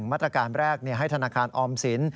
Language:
Thai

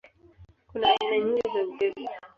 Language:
Swahili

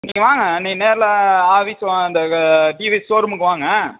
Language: Tamil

